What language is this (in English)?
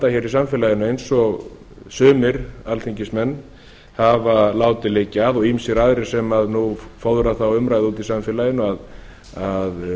Icelandic